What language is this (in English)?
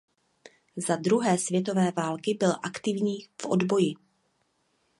Czech